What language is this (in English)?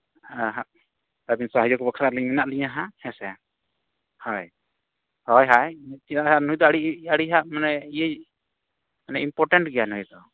Santali